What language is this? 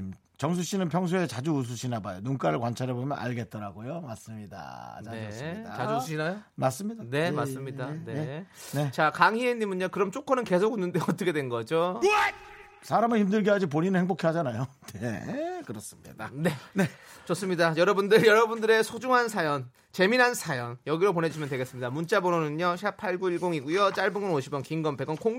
Korean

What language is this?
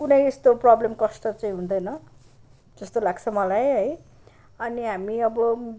Nepali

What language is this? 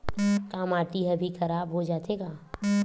Chhattisgarhi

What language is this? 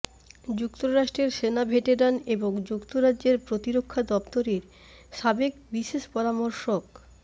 Bangla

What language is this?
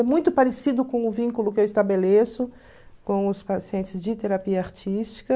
Portuguese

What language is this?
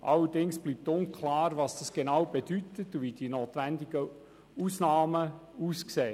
Swiss German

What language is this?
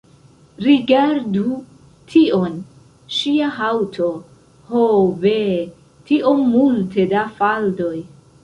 Esperanto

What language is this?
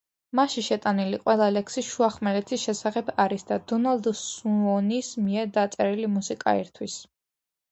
Georgian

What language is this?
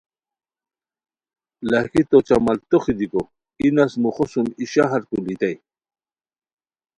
Khowar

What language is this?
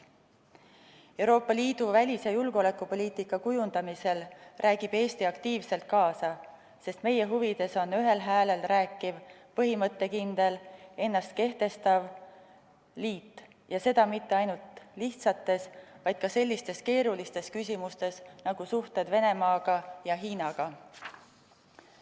Estonian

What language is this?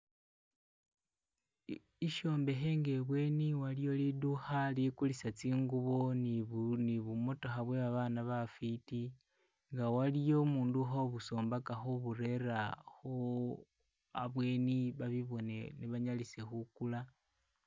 Masaaba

